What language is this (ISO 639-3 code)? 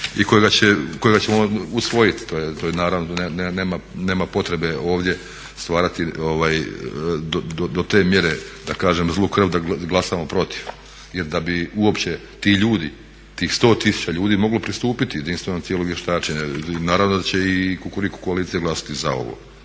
hrv